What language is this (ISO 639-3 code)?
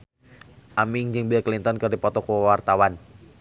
sun